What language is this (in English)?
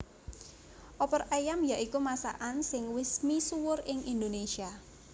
Javanese